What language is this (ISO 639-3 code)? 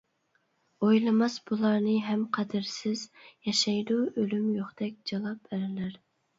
uig